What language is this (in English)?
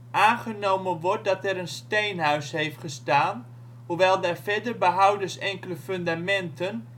Dutch